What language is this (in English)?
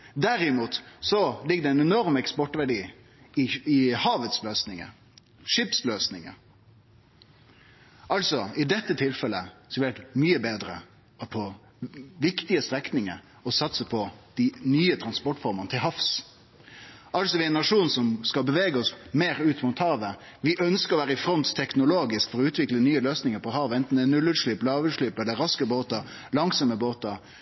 Norwegian Nynorsk